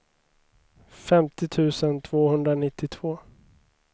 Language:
Swedish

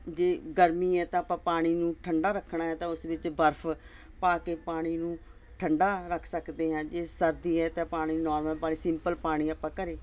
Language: Punjabi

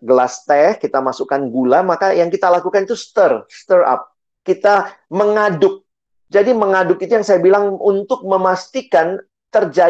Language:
Indonesian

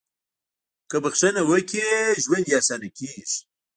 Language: Pashto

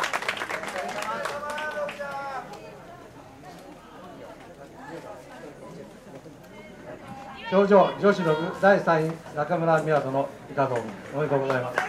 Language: Japanese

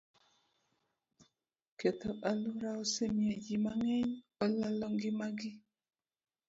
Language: Luo (Kenya and Tanzania)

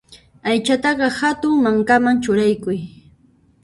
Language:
Puno Quechua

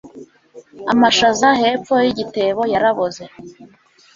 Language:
Kinyarwanda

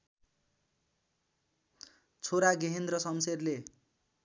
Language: Nepali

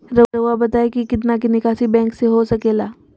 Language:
Magahi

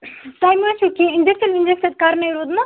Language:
Kashmiri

